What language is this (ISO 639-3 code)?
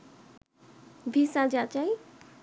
ben